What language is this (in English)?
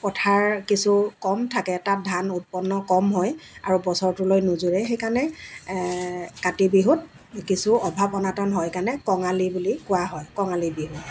Assamese